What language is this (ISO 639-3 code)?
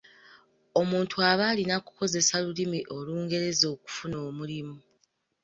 lug